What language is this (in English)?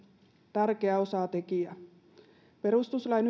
Finnish